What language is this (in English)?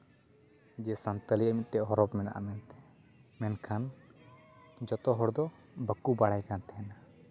Santali